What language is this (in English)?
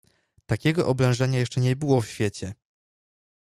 Polish